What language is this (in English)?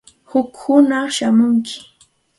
Santa Ana de Tusi Pasco Quechua